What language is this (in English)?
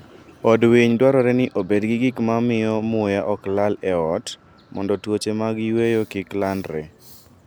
Luo (Kenya and Tanzania)